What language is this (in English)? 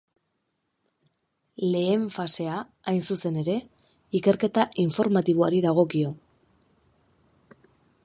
Basque